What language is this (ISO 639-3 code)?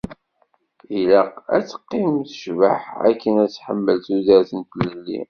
kab